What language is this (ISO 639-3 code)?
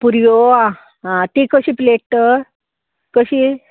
kok